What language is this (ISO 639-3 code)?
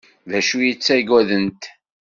kab